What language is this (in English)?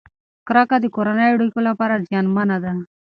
Pashto